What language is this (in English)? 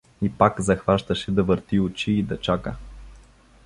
Bulgarian